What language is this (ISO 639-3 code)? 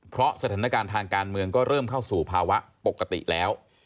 tha